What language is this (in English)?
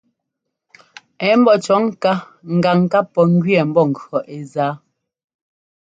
Ngomba